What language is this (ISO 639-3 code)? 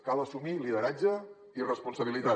cat